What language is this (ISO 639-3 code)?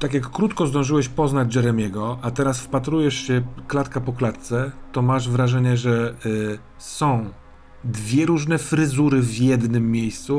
pol